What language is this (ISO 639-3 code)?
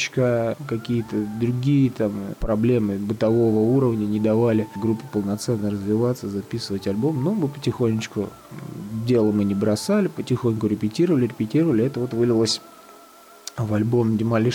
rus